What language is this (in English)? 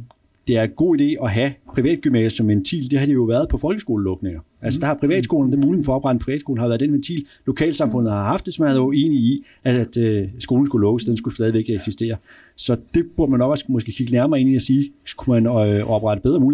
Danish